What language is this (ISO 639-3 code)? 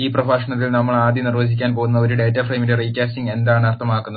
mal